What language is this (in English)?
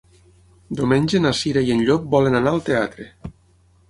Catalan